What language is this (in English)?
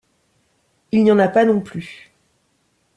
French